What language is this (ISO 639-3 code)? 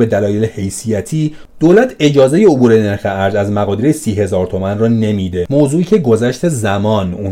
fas